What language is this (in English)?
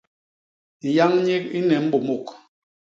Basaa